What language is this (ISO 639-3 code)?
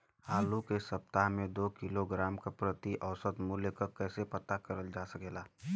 bho